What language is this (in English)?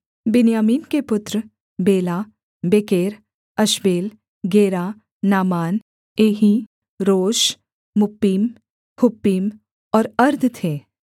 Hindi